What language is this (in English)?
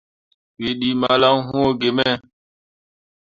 Mundang